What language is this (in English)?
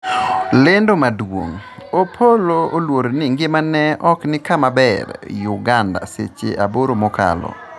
Luo (Kenya and Tanzania)